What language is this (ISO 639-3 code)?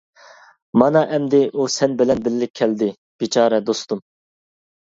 uig